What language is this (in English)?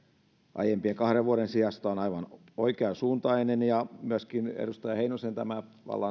Finnish